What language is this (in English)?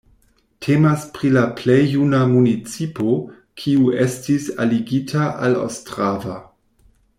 Esperanto